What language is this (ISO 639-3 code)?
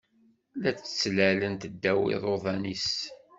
kab